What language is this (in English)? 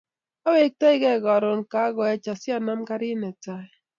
Kalenjin